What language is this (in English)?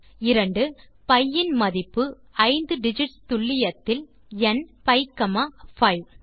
Tamil